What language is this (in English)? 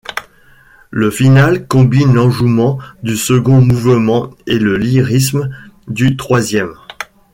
French